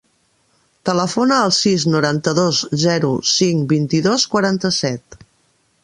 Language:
Catalan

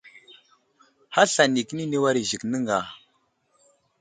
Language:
Wuzlam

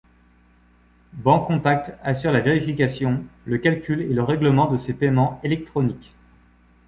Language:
French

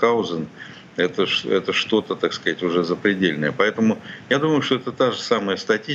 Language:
Russian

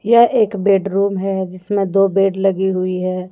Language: Hindi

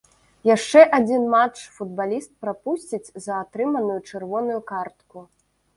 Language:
Belarusian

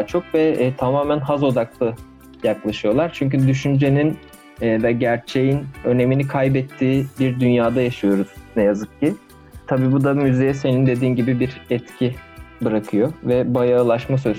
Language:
Turkish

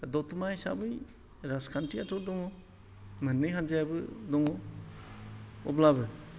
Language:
Bodo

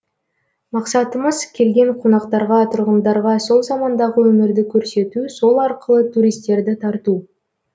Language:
Kazakh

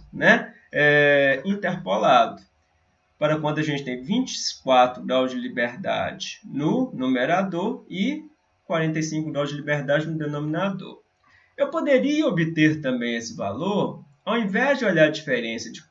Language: Portuguese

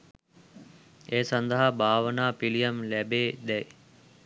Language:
Sinhala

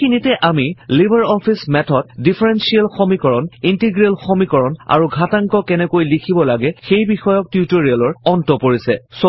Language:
Assamese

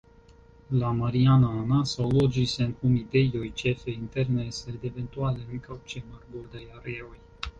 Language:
Esperanto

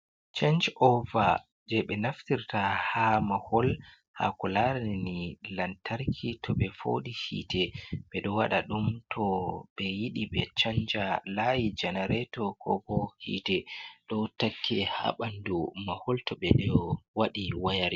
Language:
Fula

